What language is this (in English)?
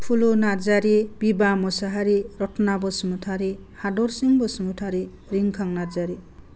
Bodo